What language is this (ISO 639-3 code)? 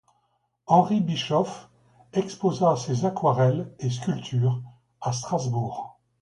fra